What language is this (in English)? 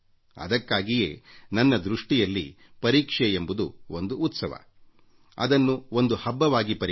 Kannada